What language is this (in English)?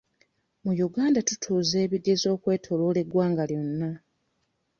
Ganda